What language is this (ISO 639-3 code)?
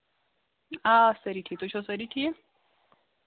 kas